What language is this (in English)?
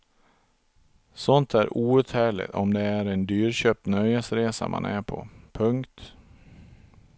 Swedish